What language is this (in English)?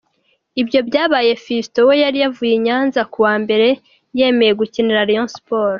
Kinyarwanda